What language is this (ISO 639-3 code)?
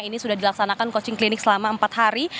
ind